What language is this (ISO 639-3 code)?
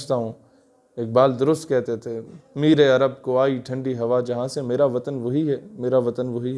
urd